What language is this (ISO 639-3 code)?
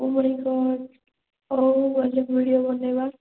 ori